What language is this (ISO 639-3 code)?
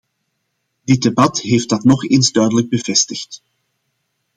nld